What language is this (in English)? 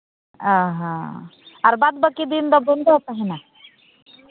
Santali